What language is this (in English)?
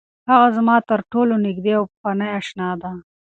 Pashto